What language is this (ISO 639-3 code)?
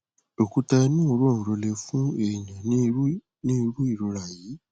yor